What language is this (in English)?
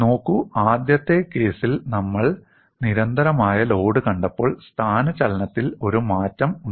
Malayalam